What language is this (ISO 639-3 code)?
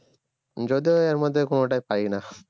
ben